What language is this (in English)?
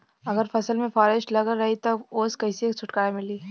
Bhojpuri